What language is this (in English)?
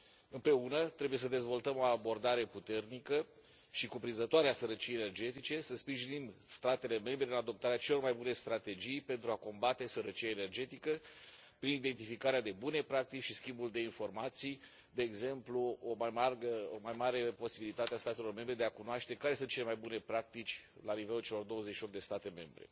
Romanian